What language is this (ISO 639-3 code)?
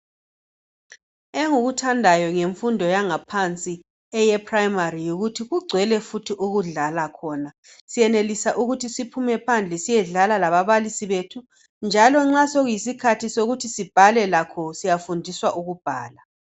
nde